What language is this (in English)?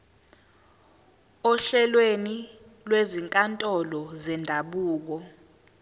Zulu